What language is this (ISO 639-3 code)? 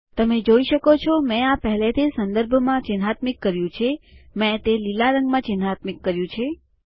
guj